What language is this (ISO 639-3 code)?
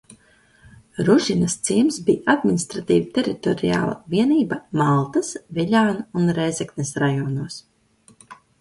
lav